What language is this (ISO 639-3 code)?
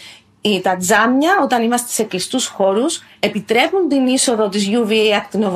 ell